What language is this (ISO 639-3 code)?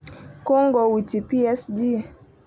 kln